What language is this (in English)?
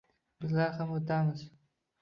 Uzbek